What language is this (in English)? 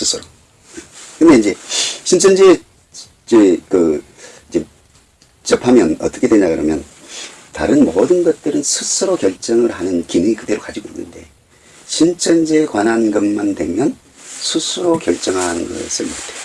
Korean